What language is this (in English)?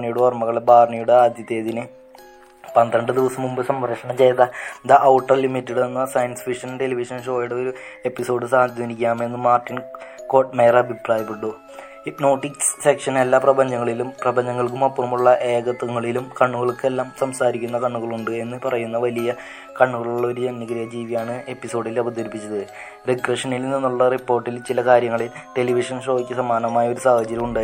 Malayalam